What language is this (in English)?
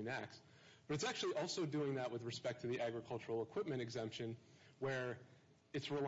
English